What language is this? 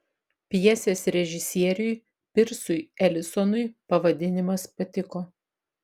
Lithuanian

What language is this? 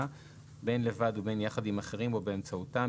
Hebrew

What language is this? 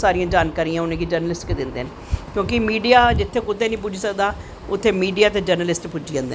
Dogri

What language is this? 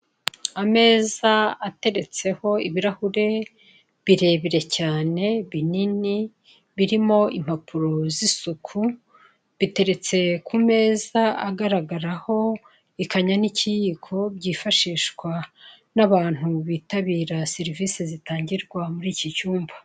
Kinyarwanda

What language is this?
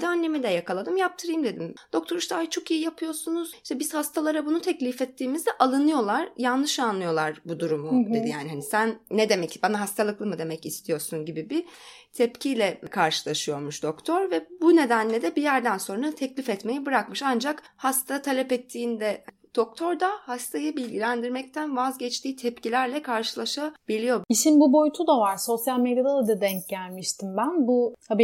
Turkish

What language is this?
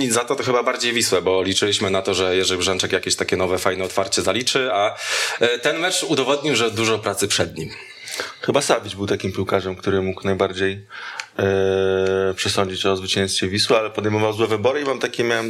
Polish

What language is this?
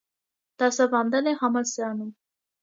Armenian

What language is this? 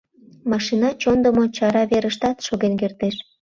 Mari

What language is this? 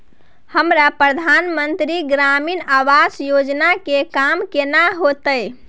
Maithili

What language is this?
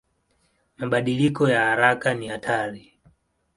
Swahili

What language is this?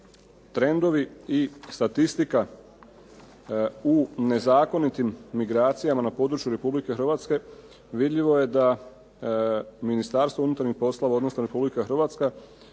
Croatian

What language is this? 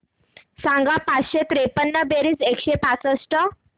Marathi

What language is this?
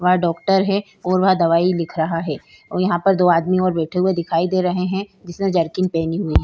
Hindi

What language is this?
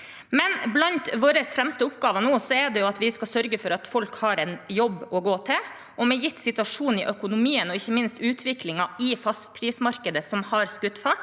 Norwegian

